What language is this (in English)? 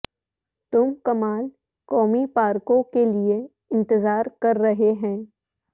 Urdu